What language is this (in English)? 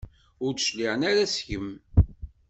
Kabyle